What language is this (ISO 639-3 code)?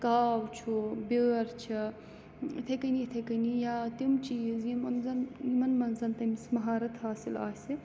kas